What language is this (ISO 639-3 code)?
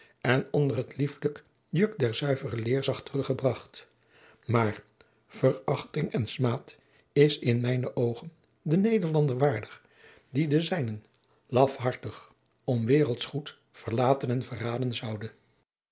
nld